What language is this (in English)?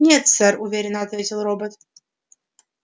Russian